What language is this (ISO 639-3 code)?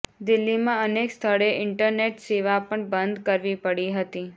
guj